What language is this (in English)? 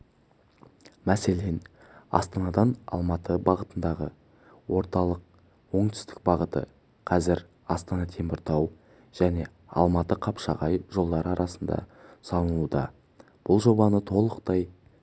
Kazakh